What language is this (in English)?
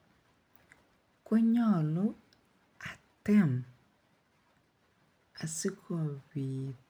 Kalenjin